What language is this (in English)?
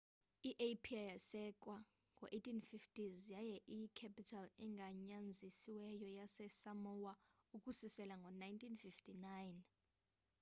Xhosa